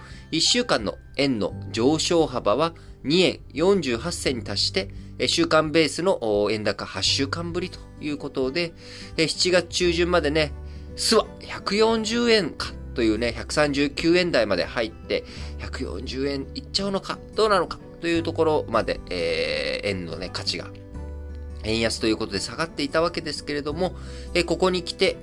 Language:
Japanese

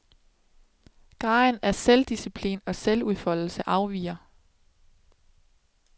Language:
Danish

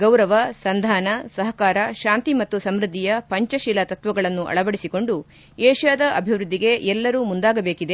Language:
Kannada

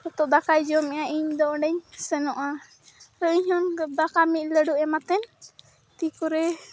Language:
Santali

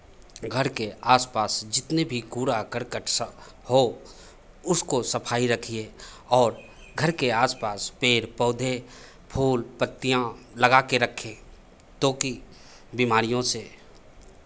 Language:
Hindi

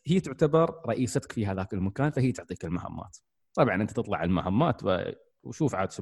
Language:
Arabic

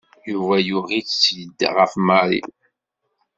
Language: Kabyle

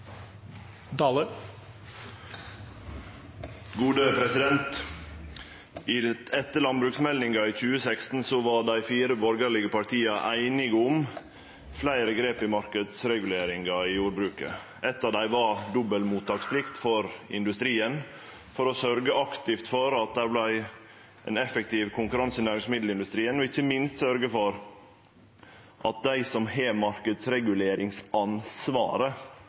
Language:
Norwegian Nynorsk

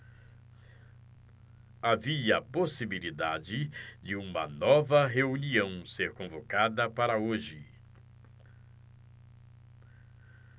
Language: Portuguese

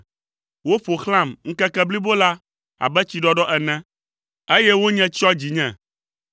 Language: Ewe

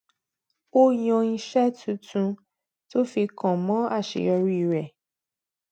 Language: Yoruba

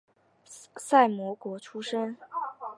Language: Chinese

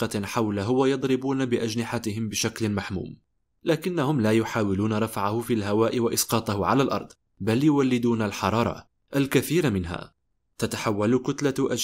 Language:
Arabic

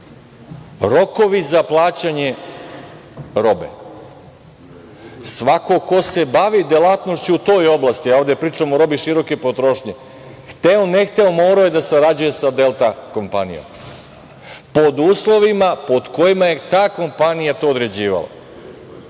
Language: Serbian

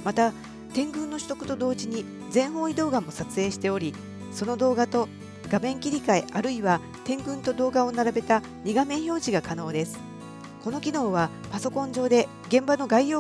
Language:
Japanese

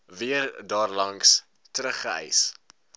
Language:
Afrikaans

